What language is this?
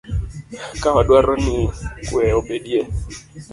Luo (Kenya and Tanzania)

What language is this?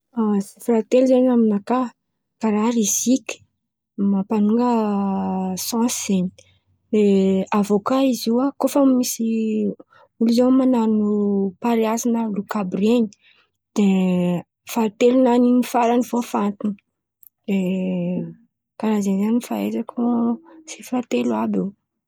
Antankarana Malagasy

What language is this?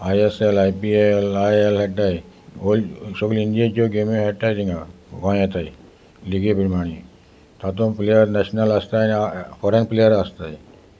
Konkani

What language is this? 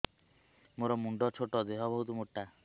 Odia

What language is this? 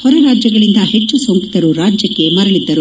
Kannada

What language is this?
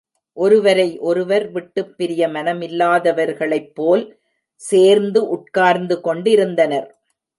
Tamil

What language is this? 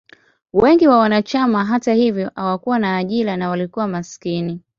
Swahili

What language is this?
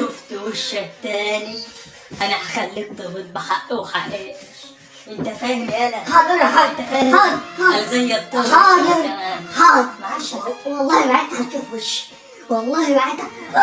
Arabic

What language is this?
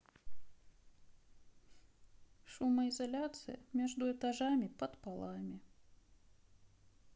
Russian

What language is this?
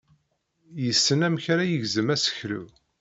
Kabyle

